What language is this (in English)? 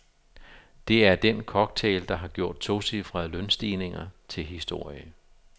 Danish